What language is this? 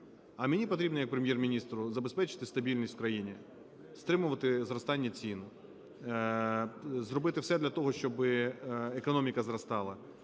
Ukrainian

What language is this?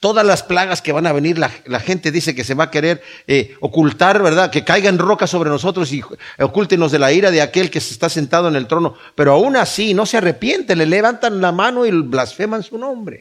Spanish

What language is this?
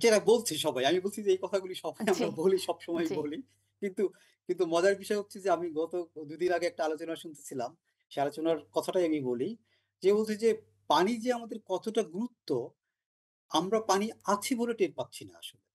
Bangla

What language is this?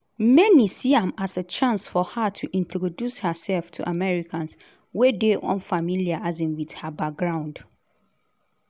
Nigerian Pidgin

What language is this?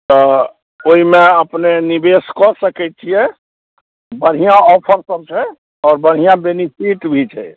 Maithili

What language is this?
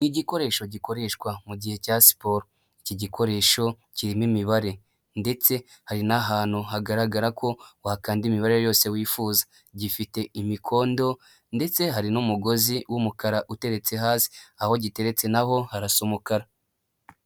Kinyarwanda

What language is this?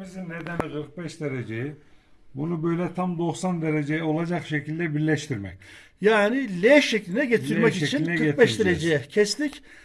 Turkish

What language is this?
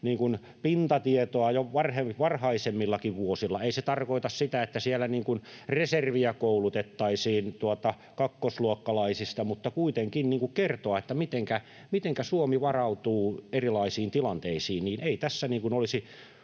Finnish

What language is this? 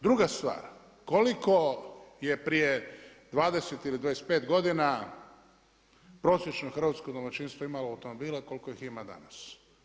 Croatian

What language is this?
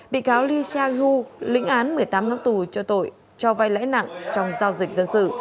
Vietnamese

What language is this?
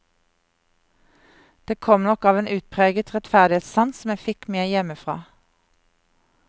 Norwegian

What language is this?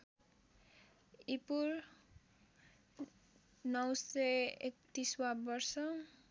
Nepali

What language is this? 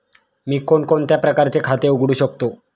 Marathi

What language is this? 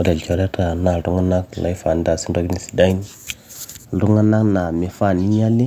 Masai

